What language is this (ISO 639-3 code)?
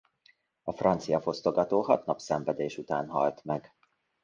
hun